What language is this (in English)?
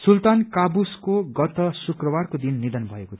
Nepali